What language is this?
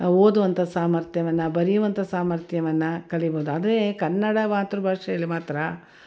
Kannada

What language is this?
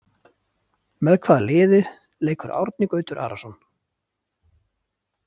Icelandic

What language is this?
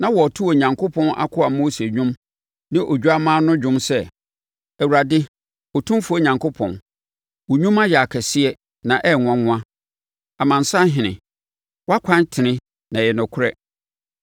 Akan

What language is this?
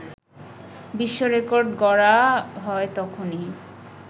Bangla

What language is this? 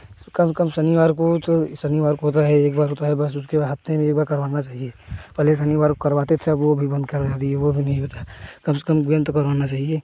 Hindi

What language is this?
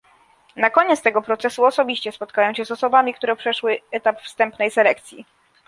Polish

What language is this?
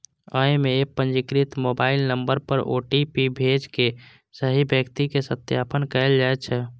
Maithili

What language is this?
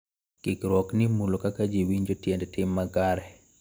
Luo (Kenya and Tanzania)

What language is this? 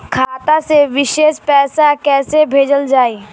Bhojpuri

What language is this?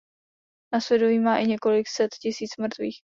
Czech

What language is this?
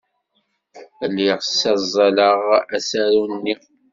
Kabyle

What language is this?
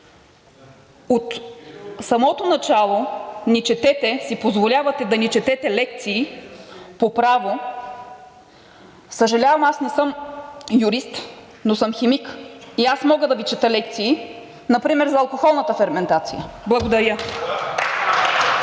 Bulgarian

